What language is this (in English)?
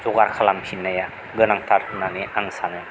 Bodo